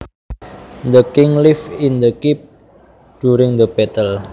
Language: Javanese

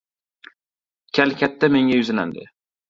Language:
Uzbek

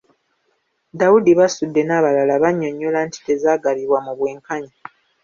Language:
Ganda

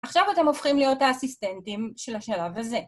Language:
Hebrew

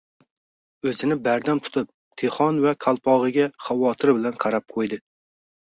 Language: Uzbek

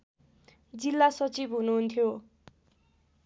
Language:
Nepali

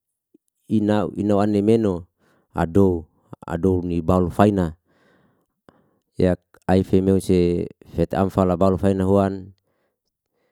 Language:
Liana-Seti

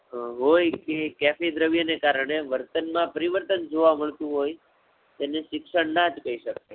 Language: Gujarati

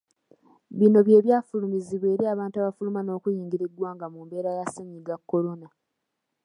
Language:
Ganda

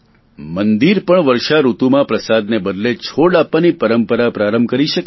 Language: Gujarati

